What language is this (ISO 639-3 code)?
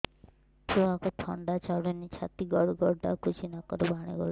ori